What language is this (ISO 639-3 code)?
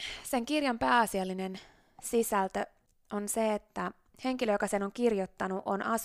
fin